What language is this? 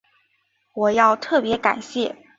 Chinese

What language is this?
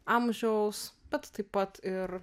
Lithuanian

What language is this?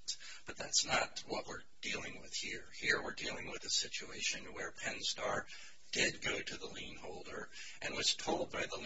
English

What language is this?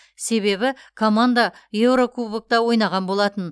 Kazakh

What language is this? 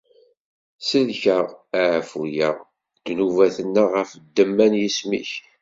Kabyle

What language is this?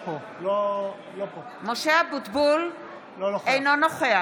Hebrew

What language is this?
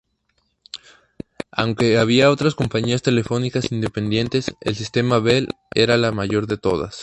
Spanish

